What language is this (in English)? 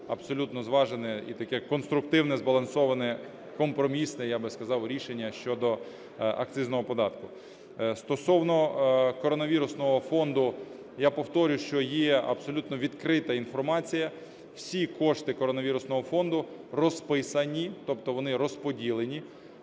Ukrainian